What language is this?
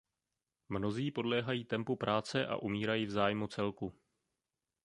Czech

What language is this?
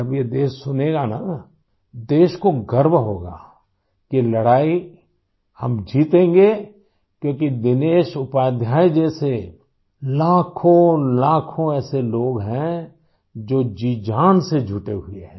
Hindi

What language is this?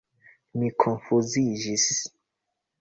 Esperanto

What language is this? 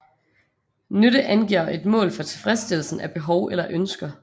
Danish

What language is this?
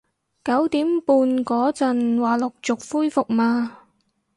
Cantonese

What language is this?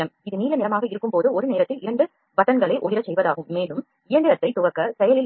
Tamil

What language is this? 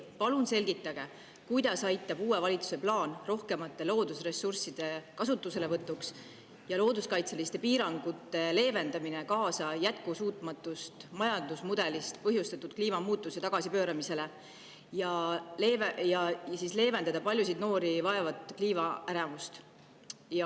Estonian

